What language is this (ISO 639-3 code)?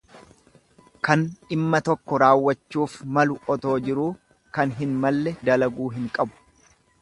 orm